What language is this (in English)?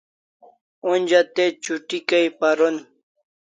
Kalasha